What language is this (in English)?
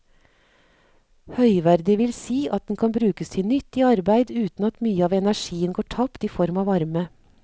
Norwegian